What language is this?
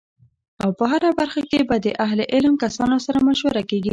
Pashto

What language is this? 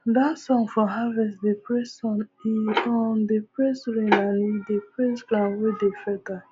Nigerian Pidgin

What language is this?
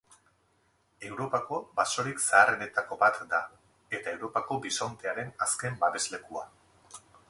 Basque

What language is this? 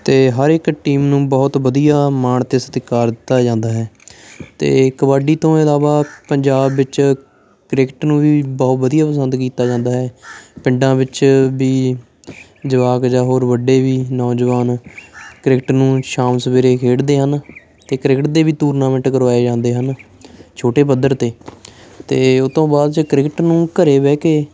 Punjabi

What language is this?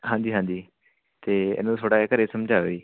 Punjabi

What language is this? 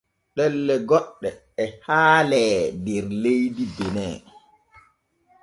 Borgu Fulfulde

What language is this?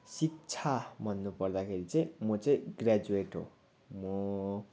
Nepali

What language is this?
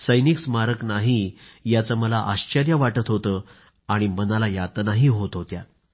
Marathi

